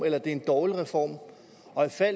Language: Danish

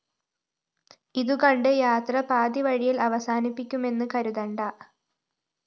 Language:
Malayalam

